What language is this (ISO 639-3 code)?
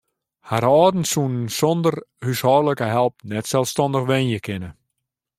fry